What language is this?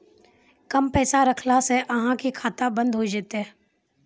Maithili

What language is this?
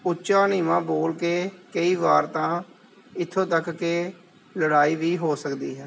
Punjabi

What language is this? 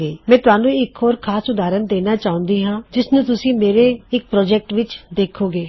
Punjabi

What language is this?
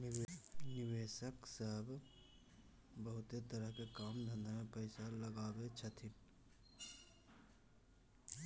Maithili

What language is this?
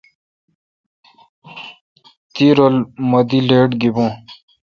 Kalkoti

